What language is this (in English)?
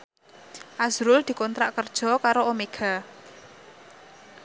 Javanese